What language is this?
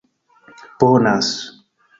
Esperanto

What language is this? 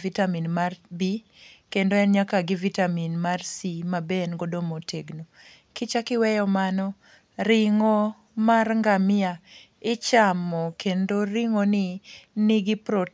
Luo (Kenya and Tanzania)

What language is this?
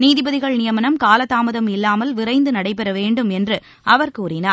Tamil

